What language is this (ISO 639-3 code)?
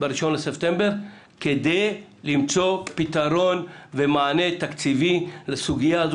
heb